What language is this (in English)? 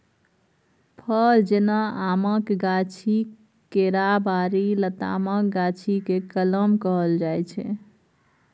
Maithili